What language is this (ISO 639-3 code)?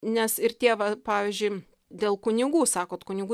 lit